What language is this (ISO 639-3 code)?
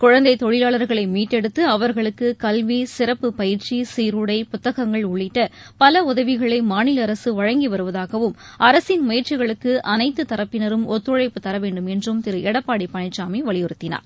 tam